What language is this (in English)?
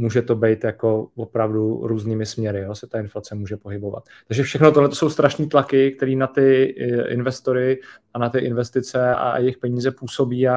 Czech